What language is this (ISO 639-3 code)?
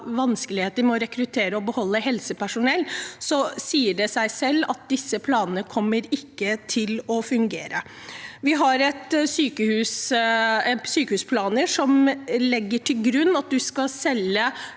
nor